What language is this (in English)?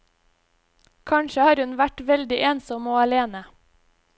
Norwegian